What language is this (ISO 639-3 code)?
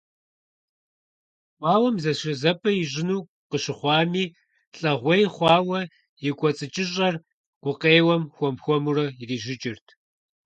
kbd